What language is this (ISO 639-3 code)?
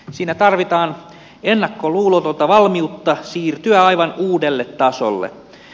fin